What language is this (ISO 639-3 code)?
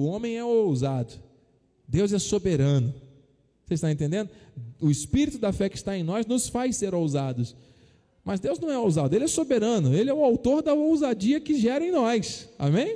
por